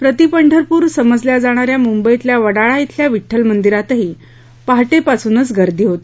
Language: Marathi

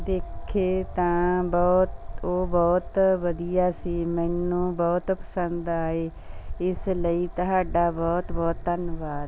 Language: Punjabi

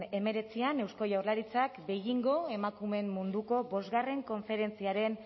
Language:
Basque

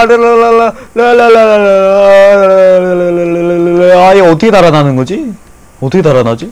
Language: Korean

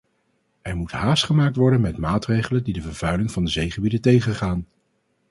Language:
Dutch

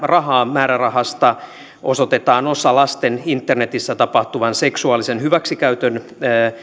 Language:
Finnish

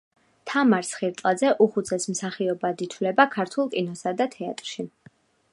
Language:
Georgian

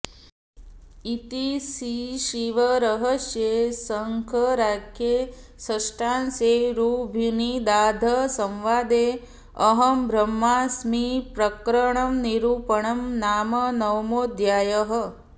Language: Sanskrit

